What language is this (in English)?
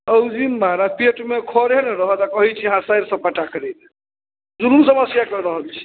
Maithili